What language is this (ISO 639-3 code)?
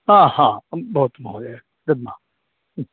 san